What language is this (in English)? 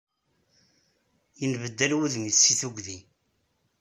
Kabyle